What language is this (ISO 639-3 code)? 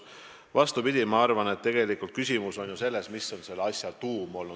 est